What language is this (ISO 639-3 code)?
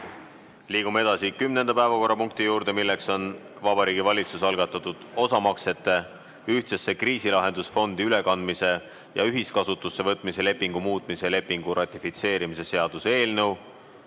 est